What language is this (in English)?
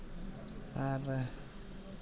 Santali